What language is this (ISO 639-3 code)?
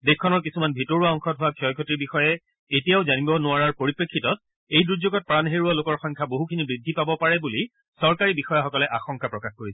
asm